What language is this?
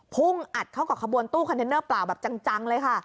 Thai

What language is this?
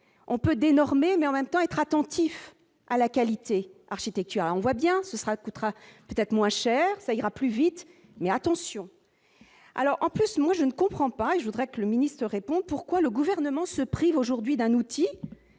French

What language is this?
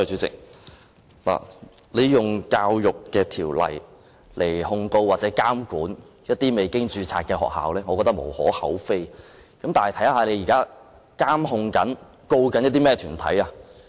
Cantonese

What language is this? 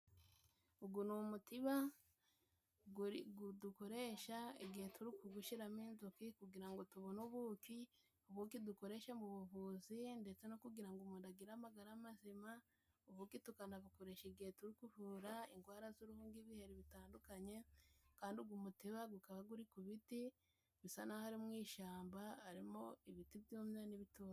Kinyarwanda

